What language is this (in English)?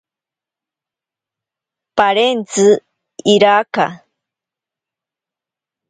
Ashéninka Perené